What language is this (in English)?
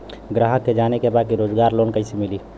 Bhojpuri